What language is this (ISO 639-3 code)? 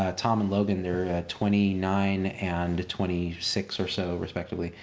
eng